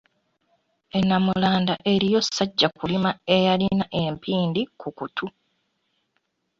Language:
Ganda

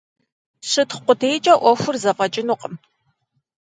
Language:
Kabardian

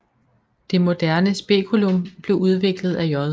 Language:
Danish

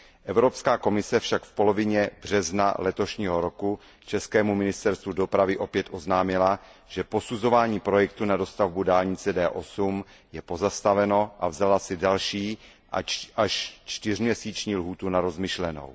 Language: Czech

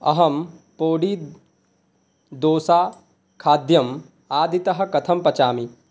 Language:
Sanskrit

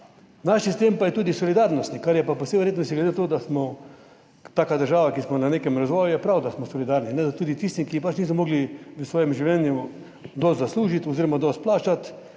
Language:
Slovenian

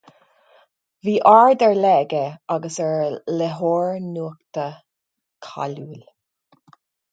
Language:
Irish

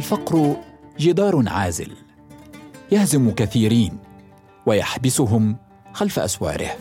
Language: Arabic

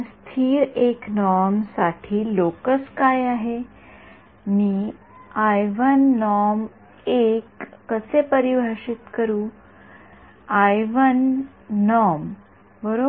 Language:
Marathi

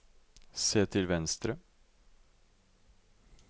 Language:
Norwegian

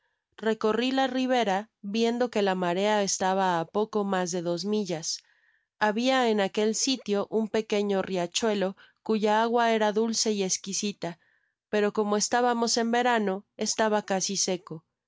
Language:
Spanish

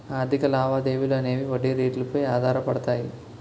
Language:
Telugu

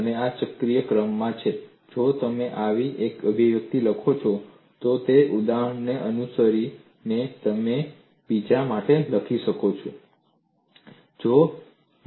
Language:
Gujarati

